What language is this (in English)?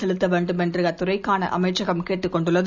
Tamil